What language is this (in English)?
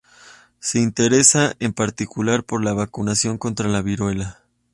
Spanish